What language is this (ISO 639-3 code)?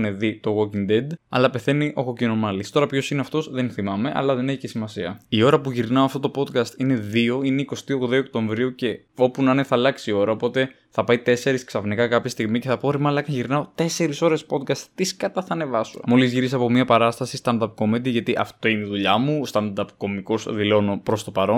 ell